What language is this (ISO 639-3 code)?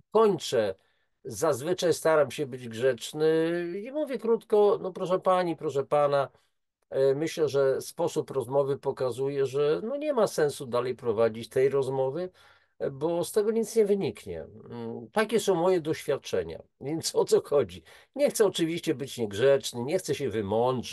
pol